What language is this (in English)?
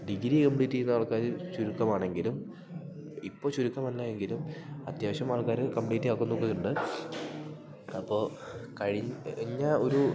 Malayalam